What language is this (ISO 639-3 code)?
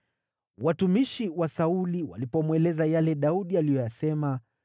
swa